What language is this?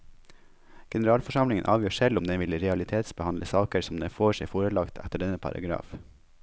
Norwegian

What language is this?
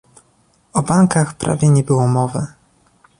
Polish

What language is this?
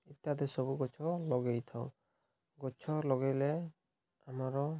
Odia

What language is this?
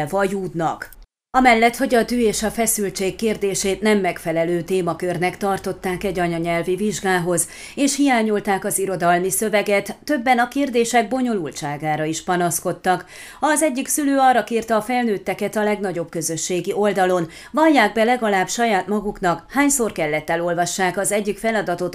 Hungarian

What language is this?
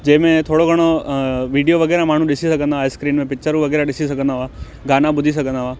Sindhi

